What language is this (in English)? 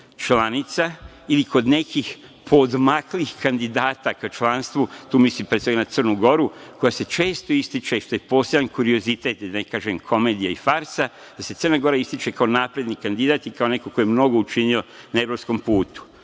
Serbian